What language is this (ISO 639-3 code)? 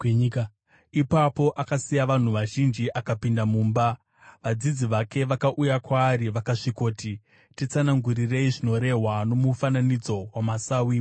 sna